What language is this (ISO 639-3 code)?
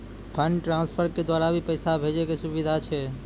mai